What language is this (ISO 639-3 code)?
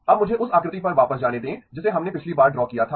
hin